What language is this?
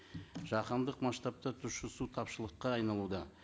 Kazakh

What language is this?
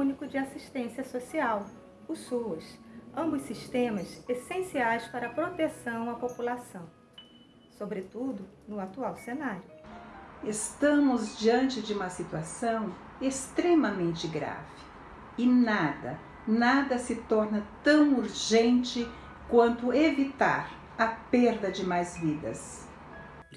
Portuguese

